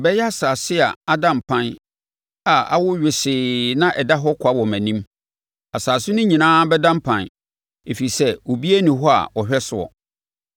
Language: Akan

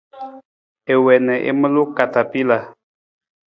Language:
Nawdm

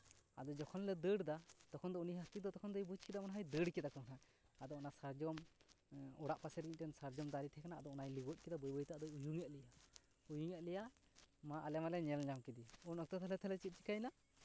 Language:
Santali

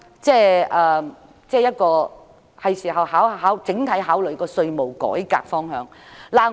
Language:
Cantonese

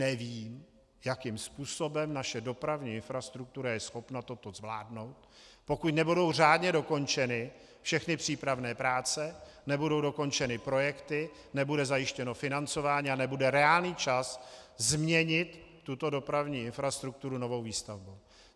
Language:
Czech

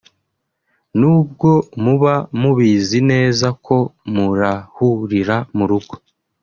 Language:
Kinyarwanda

